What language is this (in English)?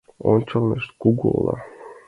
Mari